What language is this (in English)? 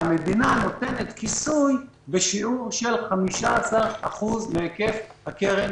Hebrew